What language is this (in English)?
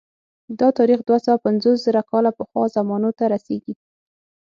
Pashto